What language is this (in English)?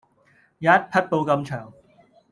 Cantonese